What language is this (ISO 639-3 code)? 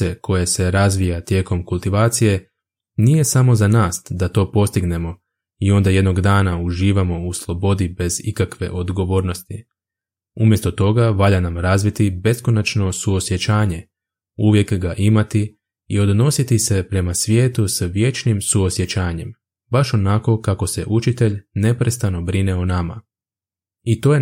hrv